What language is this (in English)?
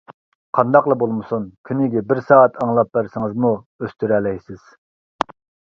Uyghur